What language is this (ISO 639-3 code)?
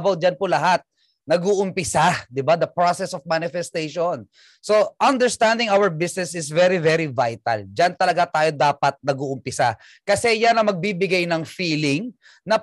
fil